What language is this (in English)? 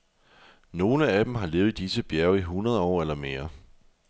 Danish